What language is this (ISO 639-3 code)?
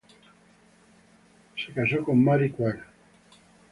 spa